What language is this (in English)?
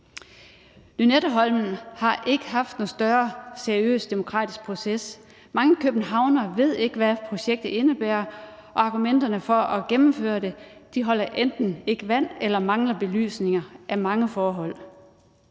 Danish